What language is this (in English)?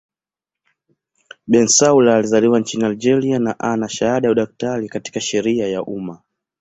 Swahili